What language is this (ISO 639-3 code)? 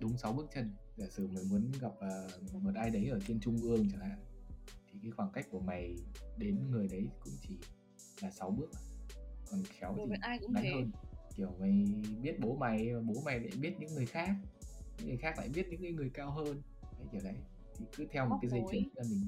vie